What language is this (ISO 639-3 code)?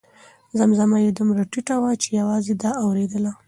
pus